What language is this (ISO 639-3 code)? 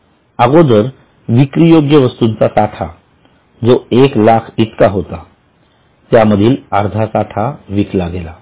mar